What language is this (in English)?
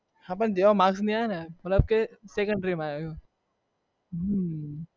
Gujarati